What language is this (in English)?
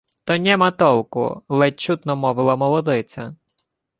Ukrainian